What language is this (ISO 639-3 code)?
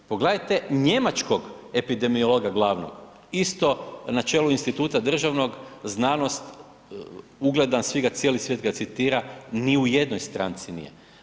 hrv